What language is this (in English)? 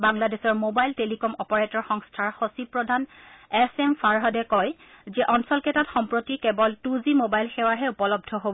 Assamese